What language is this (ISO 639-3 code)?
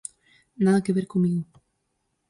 glg